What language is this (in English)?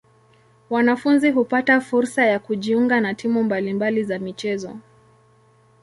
Swahili